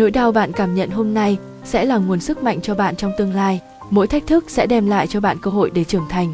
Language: Vietnamese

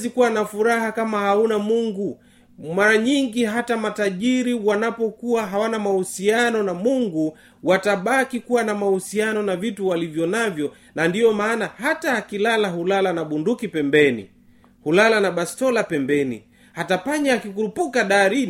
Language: Swahili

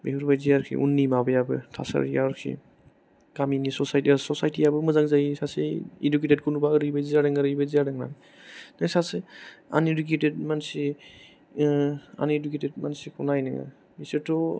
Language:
Bodo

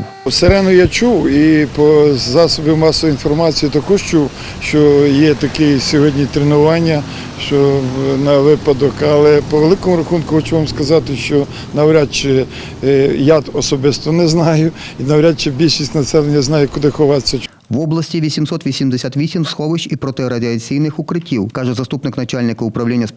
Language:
Ukrainian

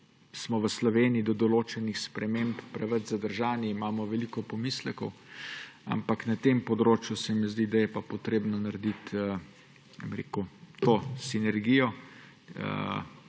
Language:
Slovenian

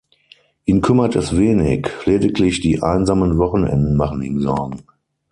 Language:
German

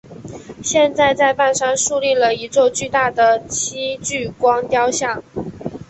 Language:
Chinese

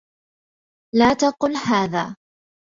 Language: Arabic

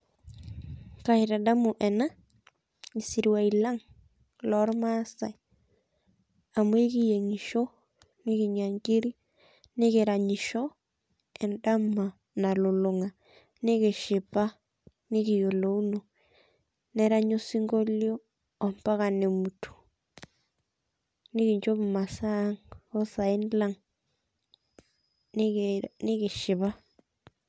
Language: Masai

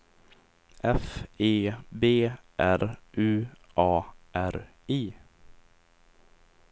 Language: Swedish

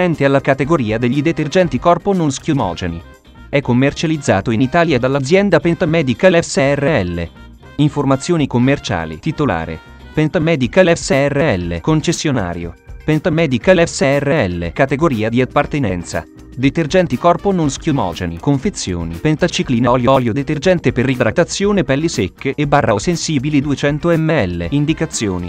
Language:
Italian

